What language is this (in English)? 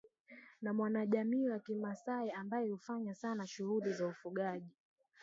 Swahili